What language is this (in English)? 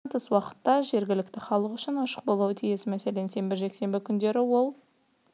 Kazakh